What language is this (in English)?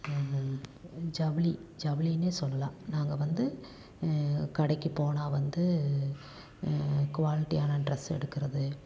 Tamil